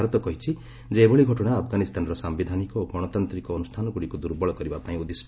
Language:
Odia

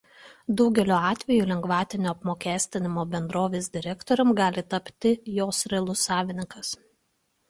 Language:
Lithuanian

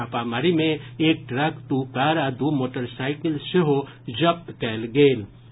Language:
Maithili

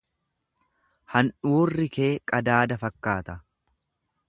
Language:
Oromo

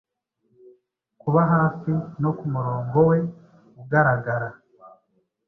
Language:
Kinyarwanda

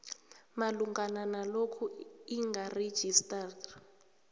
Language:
South Ndebele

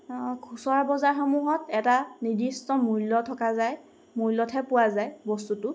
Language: Assamese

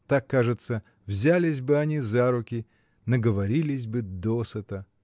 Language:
Russian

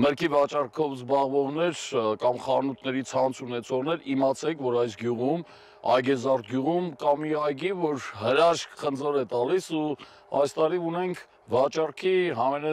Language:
Turkish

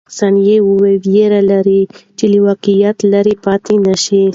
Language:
Pashto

